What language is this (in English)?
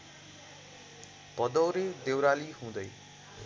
Nepali